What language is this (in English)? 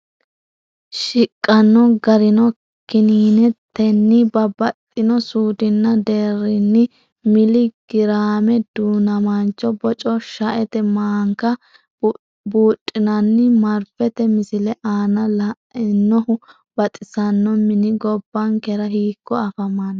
Sidamo